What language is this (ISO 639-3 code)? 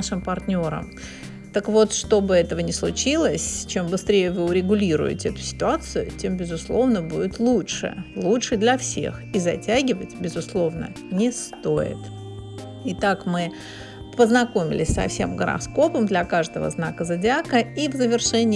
rus